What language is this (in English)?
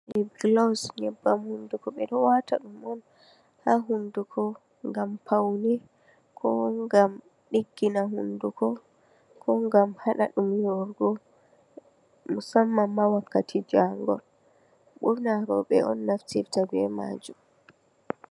Fula